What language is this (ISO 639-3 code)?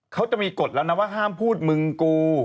tha